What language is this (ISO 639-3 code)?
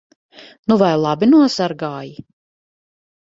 lav